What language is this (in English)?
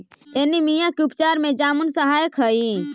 Magahi